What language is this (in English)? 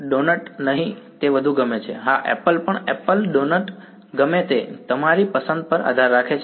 Gujarati